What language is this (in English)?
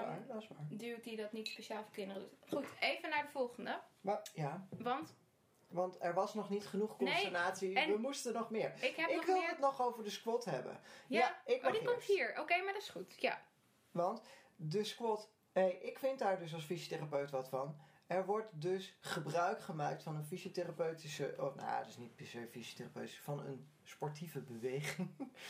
Dutch